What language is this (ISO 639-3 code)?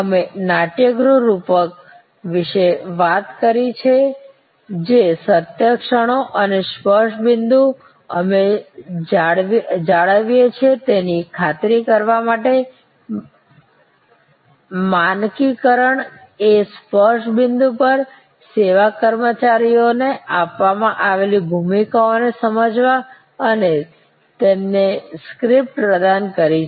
guj